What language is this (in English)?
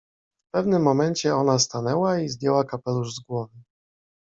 Polish